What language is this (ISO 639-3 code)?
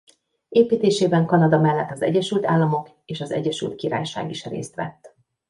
hun